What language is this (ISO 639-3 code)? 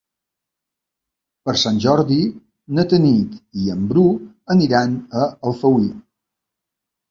cat